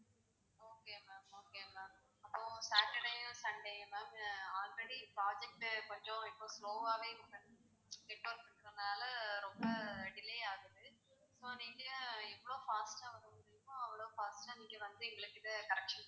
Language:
Tamil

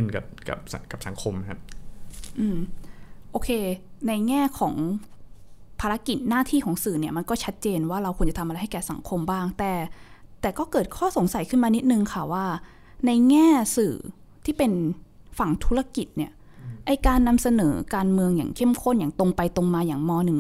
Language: Thai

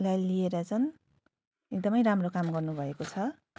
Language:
Nepali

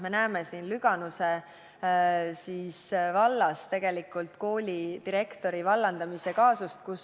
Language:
Estonian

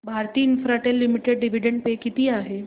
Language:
Marathi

